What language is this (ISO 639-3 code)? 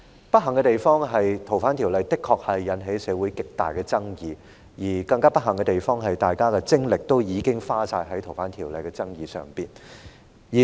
yue